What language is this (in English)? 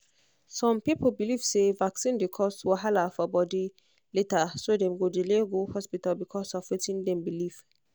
Nigerian Pidgin